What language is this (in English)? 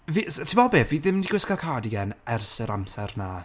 Welsh